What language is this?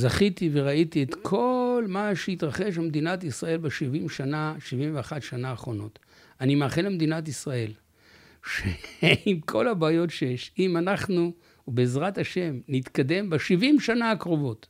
Hebrew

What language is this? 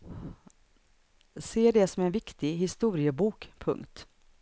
Swedish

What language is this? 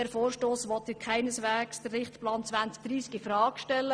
Swiss German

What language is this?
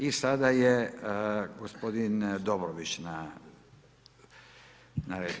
Croatian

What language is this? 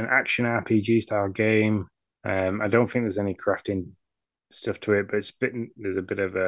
English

